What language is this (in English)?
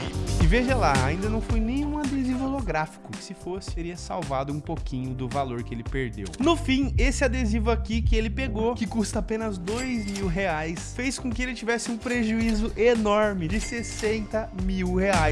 Portuguese